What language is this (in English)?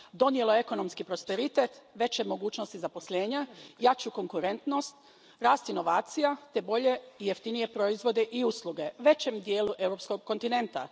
Croatian